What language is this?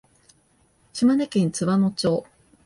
Japanese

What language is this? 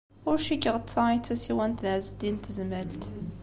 Kabyle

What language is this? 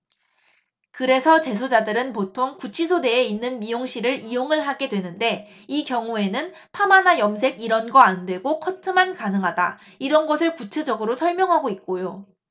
Korean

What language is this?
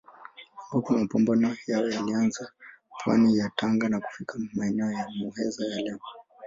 Swahili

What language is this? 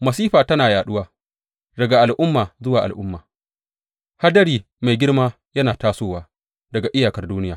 Hausa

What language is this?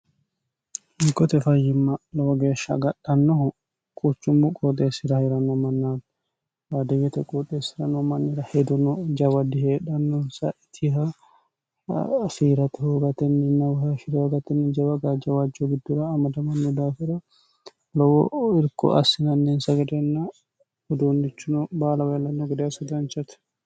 Sidamo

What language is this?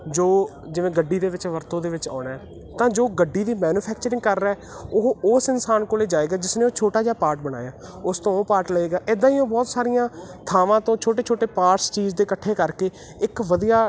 Punjabi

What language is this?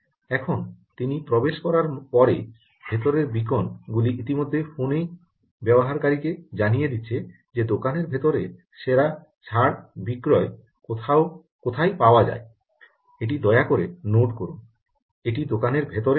Bangla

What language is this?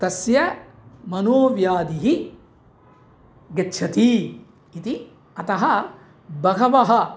Sanskrit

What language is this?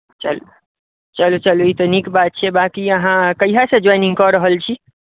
Maithili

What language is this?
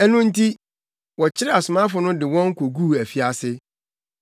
Akan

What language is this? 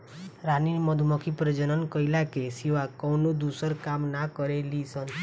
Bhojpuri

